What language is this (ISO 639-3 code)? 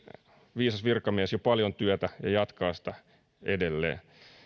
fin